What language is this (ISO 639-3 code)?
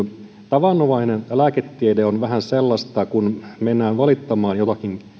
fin